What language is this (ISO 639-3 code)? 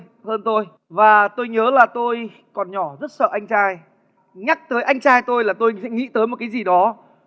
vie